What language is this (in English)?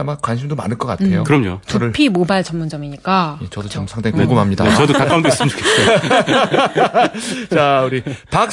Korean